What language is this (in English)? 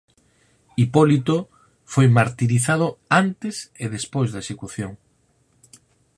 Galician